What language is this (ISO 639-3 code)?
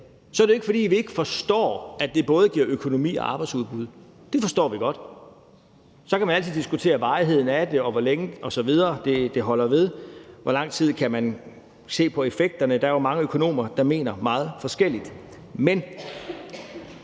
dan